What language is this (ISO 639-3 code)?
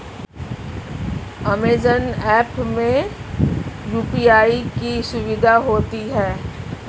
hin